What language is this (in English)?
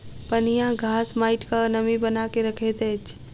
Maithili